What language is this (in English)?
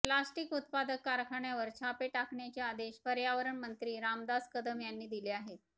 Marathi